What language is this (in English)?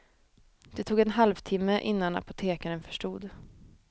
Swedish